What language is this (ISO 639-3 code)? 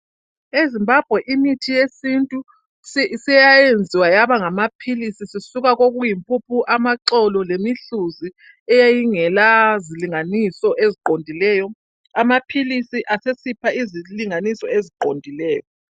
nde